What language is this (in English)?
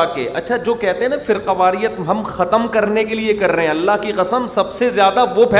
Urdu